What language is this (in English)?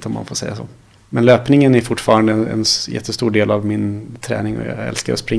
Swedish